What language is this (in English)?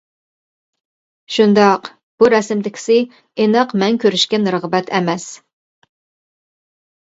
Uyghur